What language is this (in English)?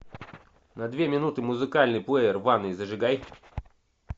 Russian